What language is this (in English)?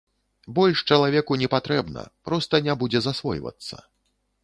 Belarusian